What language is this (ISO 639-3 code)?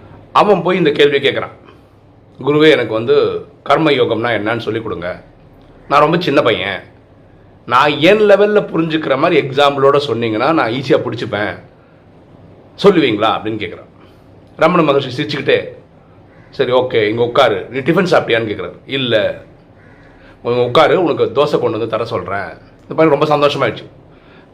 tam